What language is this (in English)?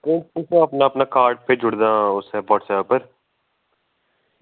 Dogri